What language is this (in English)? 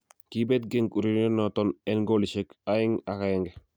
Kalenjin